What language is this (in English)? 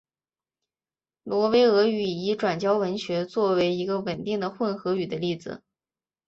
Chinese